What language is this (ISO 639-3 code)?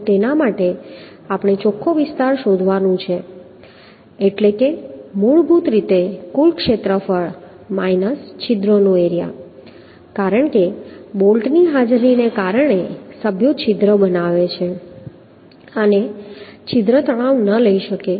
guj